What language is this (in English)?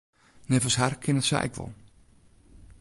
Western Frisian